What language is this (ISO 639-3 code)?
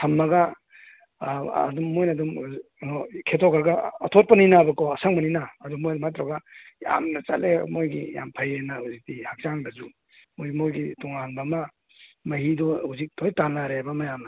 mni